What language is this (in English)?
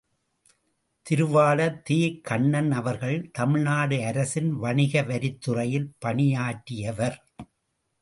Tamil